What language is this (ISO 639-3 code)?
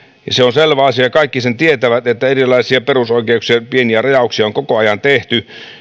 fin